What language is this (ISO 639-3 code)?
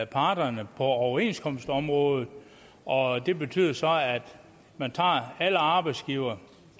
dan